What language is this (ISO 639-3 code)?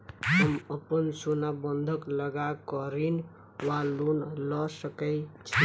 mai